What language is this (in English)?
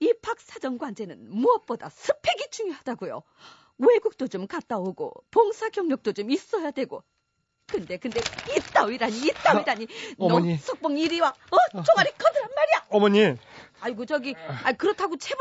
Korean